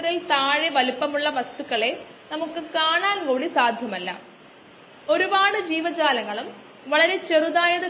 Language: Malayalam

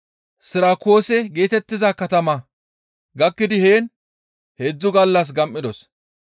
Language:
Gamo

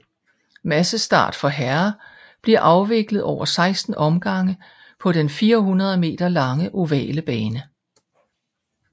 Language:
Danish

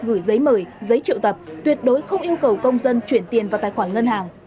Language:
Vietnamese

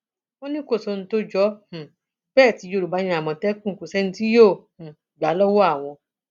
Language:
Yoruba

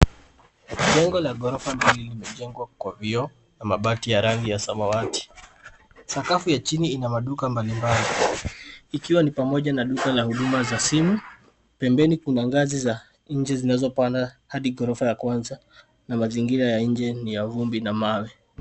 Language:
Swahili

